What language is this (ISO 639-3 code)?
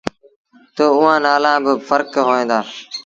sbn